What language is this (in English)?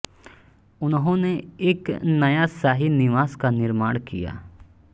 Hindi